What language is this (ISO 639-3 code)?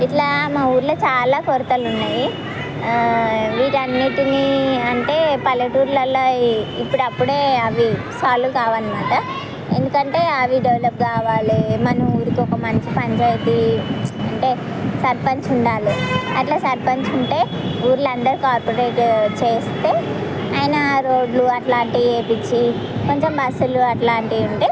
tel